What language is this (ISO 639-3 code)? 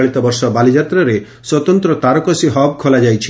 ori